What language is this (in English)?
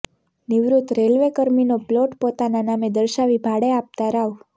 Gujarati